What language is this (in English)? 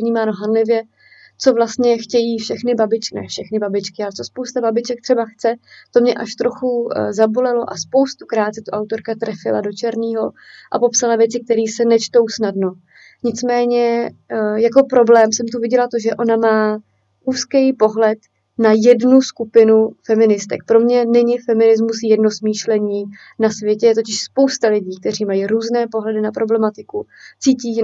Czech